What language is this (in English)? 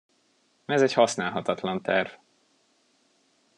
Hungarian